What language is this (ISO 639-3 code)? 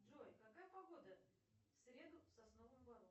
rus